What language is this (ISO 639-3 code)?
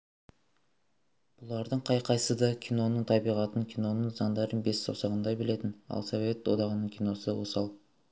kaz